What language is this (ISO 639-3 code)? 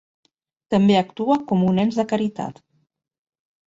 cat